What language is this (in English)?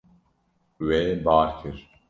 Kurdish